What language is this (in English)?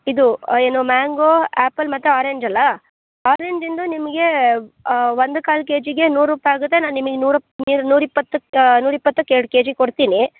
Kannada